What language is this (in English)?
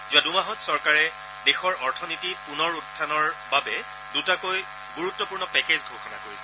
Assamese